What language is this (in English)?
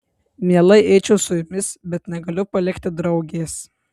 Lithuanian